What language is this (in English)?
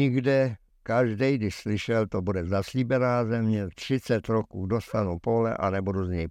Czech